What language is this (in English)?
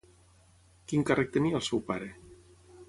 Catalan